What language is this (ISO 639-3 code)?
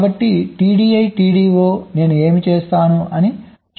tel